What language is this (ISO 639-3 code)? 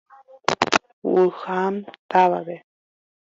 grn